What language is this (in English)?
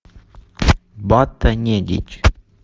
Russian